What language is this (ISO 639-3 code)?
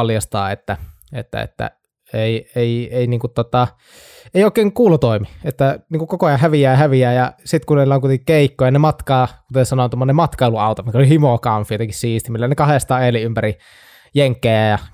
fin